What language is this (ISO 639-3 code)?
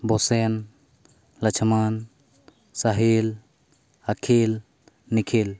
sat